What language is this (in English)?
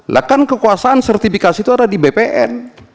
Indonesian